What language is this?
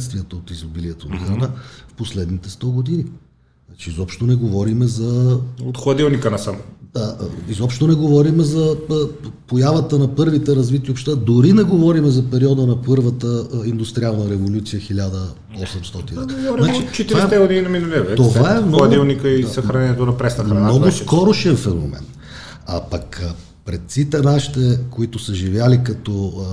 Bulgarian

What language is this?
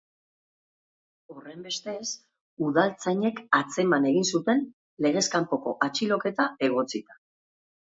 Basque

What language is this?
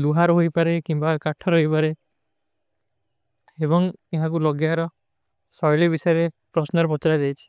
Kui (India)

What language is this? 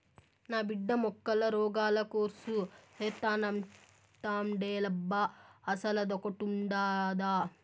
Telugu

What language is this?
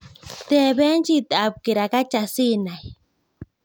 Kalenjin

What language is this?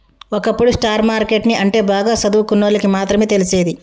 Telugu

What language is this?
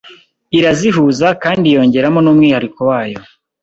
Kinyarwanda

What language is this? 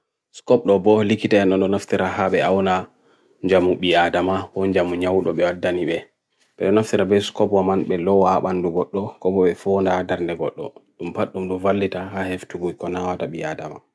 Bagirmi Fulfulde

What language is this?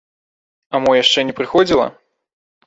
Belarusian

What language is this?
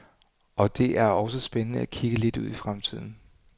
Danish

